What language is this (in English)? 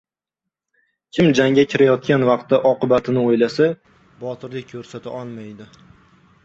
Uzbek